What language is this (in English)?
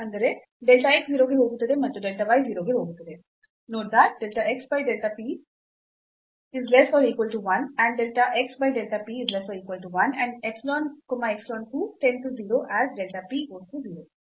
Kannada